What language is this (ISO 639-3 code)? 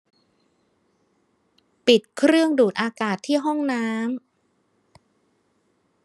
tha